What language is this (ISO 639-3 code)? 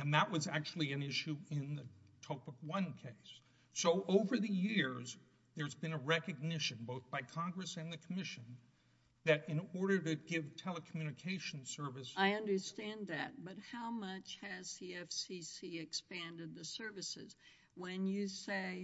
eng